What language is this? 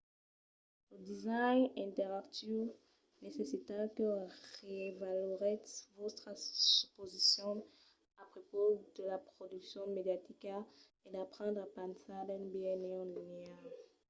Occitan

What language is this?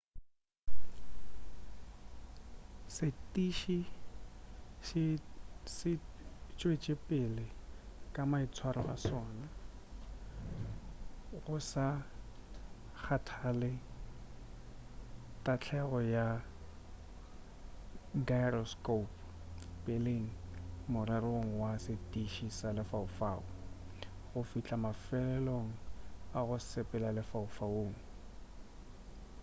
Northern Sotho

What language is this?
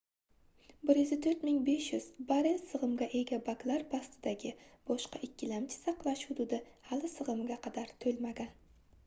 Uzbek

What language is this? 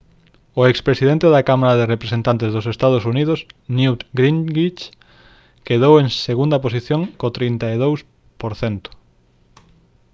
Galician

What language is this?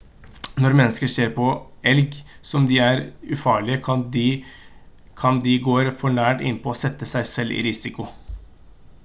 Norwegian Bokmål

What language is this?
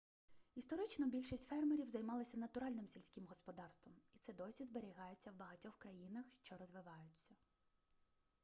Ukrainian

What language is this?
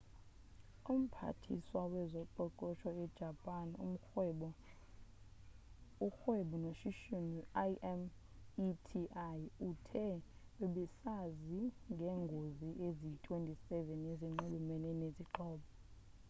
Xhosa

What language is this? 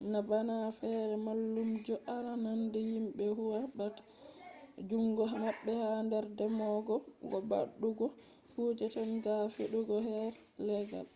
Fula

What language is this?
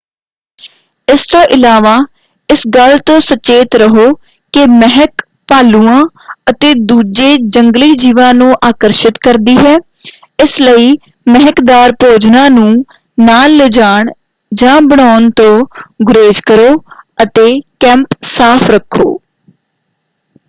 Punjabi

